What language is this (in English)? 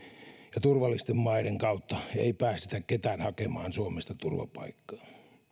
Finnish